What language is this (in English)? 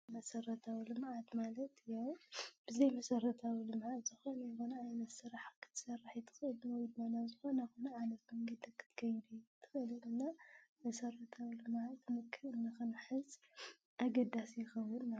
Tigrinya